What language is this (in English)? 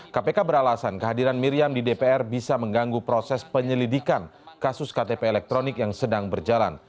Indonesian